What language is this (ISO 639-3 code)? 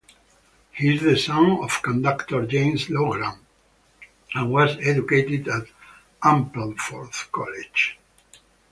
eng